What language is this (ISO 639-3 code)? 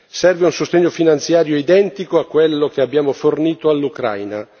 ita